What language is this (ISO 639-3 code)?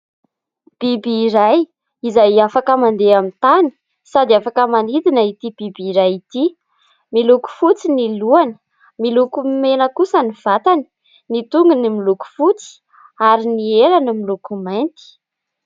mlg